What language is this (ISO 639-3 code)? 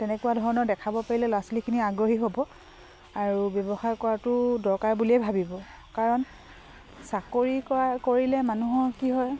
asm